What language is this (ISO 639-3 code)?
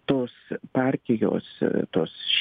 lit